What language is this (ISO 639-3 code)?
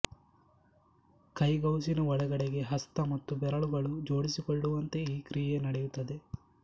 kan